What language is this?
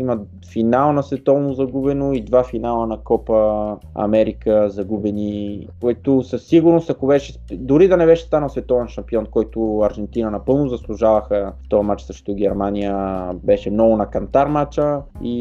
Bulgarian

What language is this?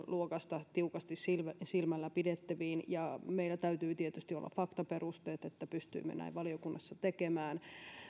Finnish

